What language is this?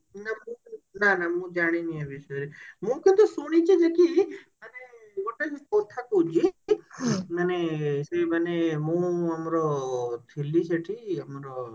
Odia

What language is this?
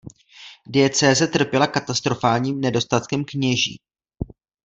Czech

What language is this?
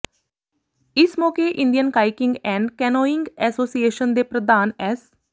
Punjabi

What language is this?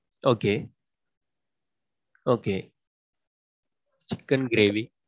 Tamil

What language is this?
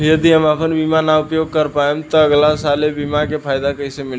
Bhojpuri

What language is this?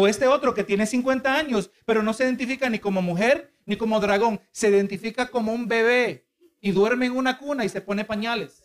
Spanish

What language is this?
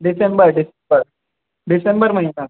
Sindhi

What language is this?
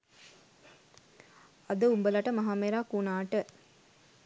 Sinhala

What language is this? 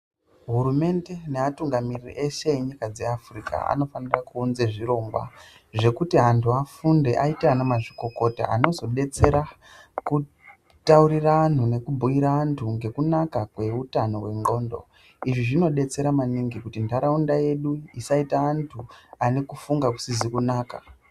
Ndau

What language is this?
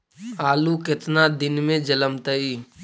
Magahi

